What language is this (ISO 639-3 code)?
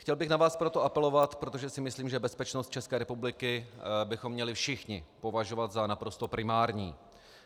ces